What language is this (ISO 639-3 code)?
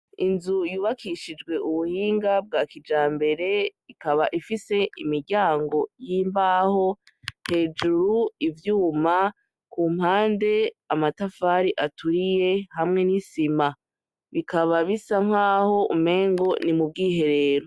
run